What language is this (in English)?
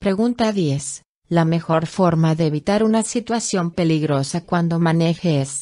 Spanish